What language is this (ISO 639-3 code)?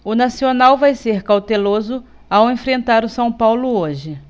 por